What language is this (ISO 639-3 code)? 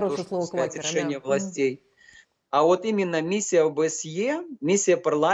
rus